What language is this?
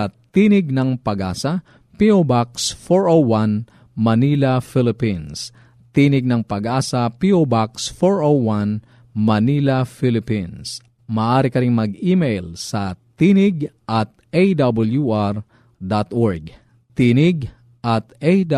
Filipino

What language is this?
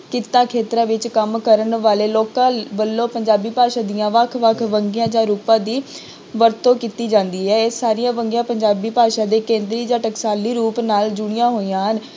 Punjabi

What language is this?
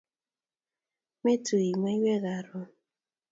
Kalenjin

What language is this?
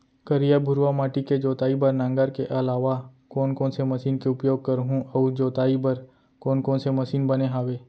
Chhattisgarhi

